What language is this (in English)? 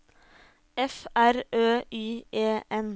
Norwegian